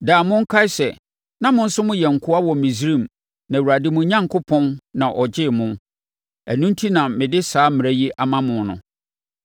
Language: Akan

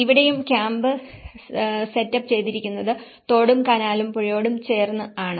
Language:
Malayalam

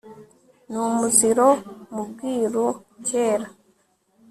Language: Kinyarwanda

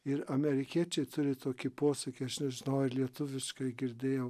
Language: Lithuanian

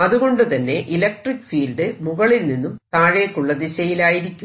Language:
Malayalam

